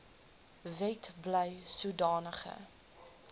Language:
Afrikaans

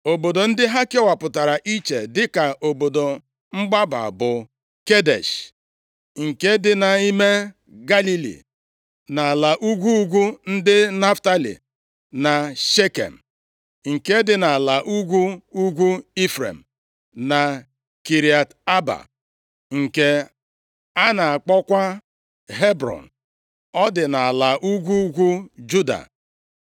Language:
Igbo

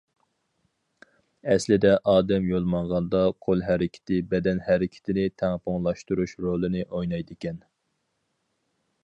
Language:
Uyghur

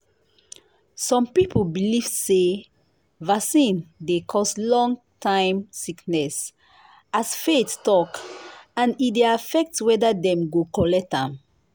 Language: Nigerian Pidgin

